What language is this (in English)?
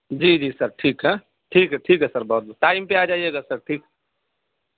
Urdu